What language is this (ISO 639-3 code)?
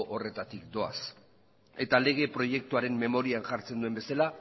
eus